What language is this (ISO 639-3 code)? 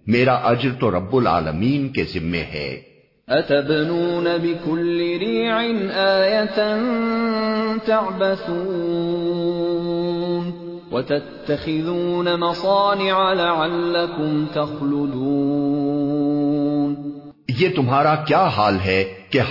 urd